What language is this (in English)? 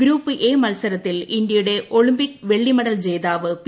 Malayalam